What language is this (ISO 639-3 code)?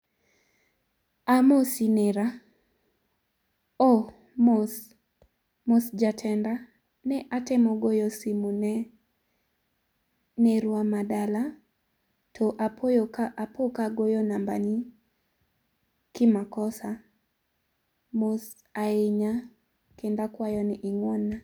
luo